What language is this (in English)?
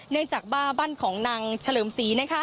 Thai